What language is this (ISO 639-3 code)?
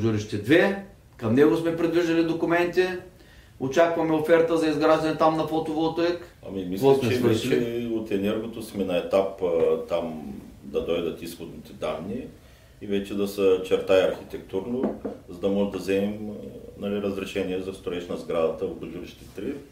bul